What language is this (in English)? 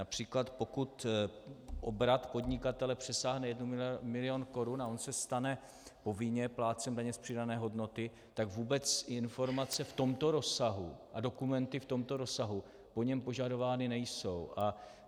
Czech